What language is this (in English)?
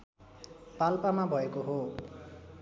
Nepali